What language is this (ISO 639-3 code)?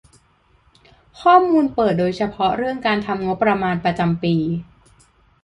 tha